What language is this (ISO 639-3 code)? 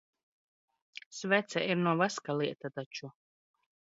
lav